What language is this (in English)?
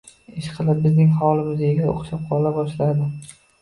Uzbek